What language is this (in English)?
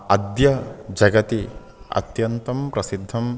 Sanskrit